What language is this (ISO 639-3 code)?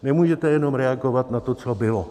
ces